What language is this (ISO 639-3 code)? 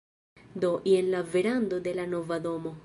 epo